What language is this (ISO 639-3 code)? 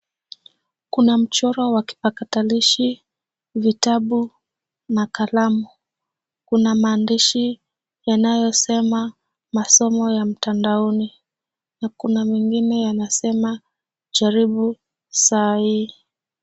swa